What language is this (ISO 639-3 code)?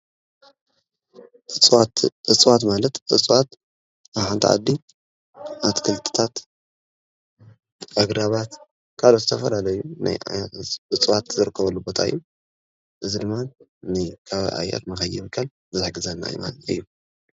tir